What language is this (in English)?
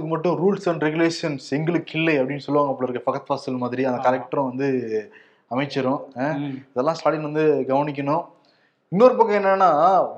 Tamil